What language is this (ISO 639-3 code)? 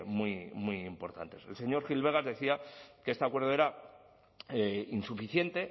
spa